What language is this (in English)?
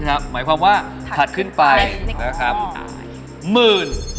Thai